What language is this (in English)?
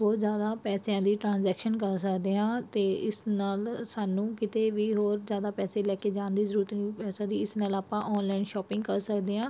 Punjabi